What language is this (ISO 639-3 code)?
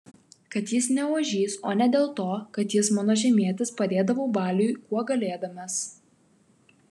lit